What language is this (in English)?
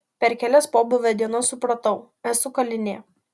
Lithuanian